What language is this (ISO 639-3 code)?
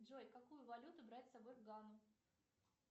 rus